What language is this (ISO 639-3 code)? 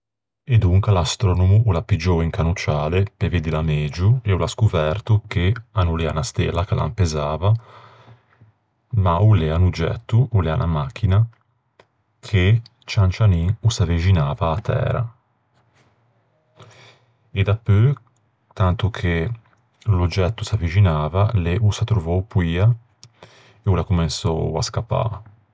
lij